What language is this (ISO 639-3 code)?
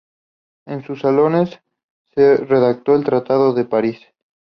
spa